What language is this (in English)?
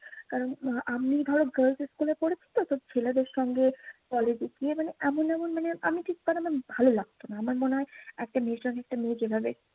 Bangla